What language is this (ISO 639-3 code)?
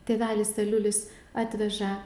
lit